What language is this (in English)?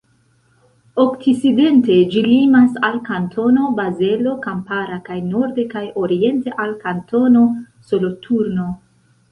Esperanto